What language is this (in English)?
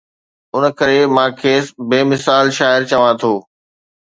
Sindhi